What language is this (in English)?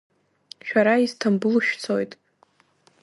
Abkhazian